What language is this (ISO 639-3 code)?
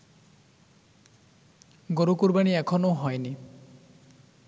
ben